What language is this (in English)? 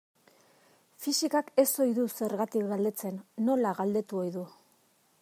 Basque